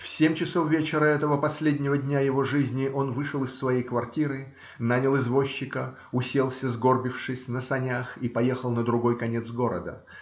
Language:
Russian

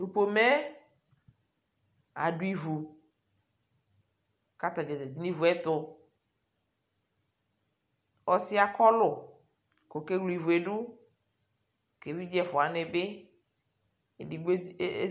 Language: Ikposo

